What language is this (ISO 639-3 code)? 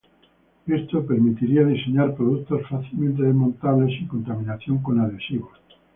spa